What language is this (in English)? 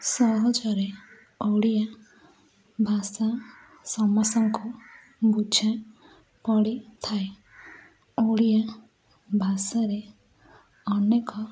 Odia